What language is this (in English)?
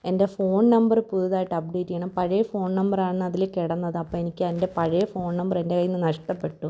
Malayalam